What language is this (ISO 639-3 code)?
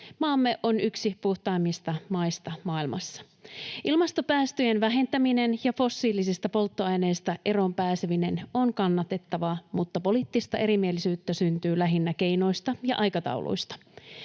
fin